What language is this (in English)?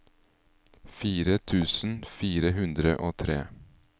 Norwegian